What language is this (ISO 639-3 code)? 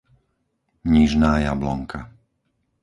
slk